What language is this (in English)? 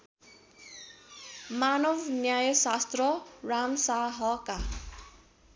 Nepali